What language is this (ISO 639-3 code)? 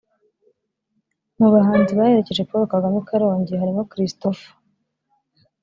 kin